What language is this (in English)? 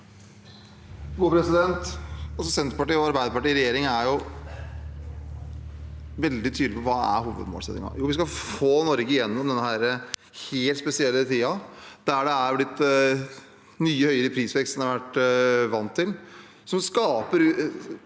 Norwegian